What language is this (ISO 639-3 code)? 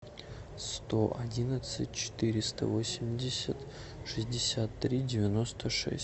rus